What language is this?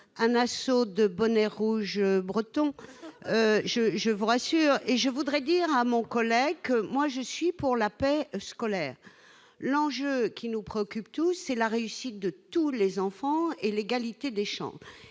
French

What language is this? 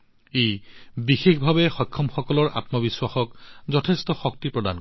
Assamese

